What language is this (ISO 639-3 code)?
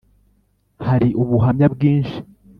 kin